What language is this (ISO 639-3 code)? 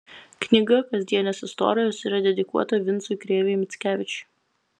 lit